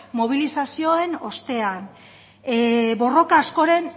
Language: Basque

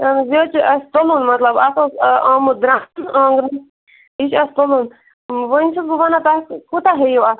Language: Kashmiri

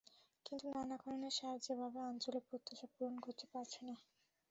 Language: Bangla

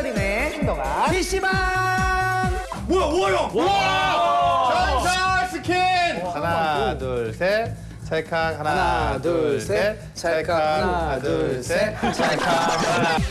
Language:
Korean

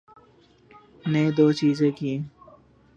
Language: Urdu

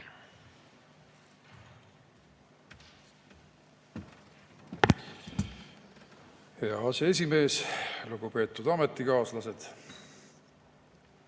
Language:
Estonian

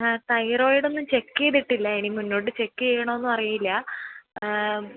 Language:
Malayalam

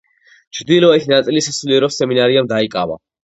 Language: Georgian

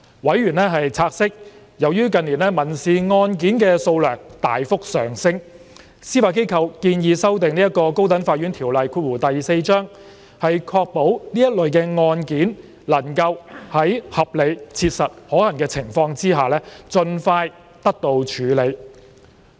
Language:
Cantonese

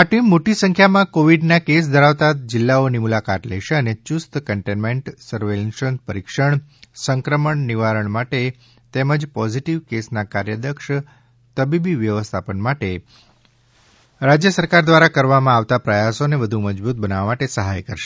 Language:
Gujarati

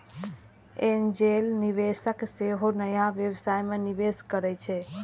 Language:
Maithili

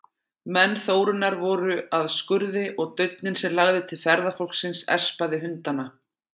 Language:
Icelandic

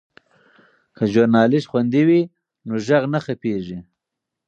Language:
Pashto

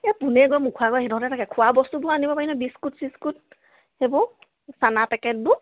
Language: Assamese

